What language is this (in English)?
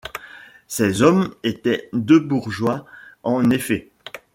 French